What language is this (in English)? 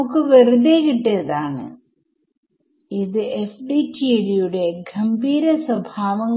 Malayalam